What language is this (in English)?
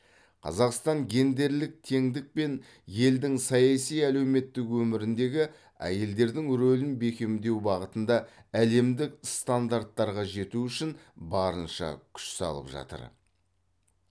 Kazakh